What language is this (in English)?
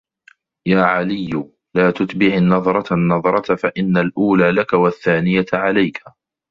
Arabic